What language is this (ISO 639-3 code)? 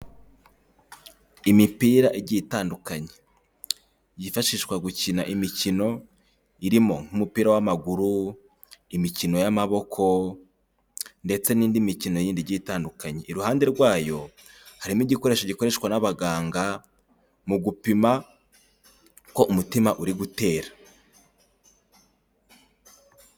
kin